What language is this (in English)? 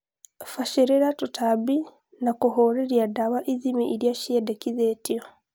Kikuyu